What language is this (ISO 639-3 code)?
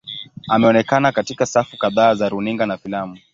swa